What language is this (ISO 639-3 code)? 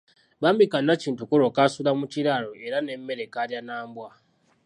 lug